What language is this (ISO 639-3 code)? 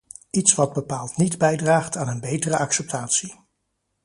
nld